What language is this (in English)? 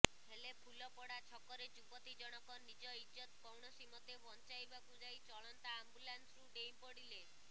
Odia